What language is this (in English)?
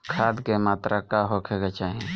Bhojpuri